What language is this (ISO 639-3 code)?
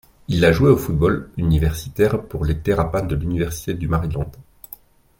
fra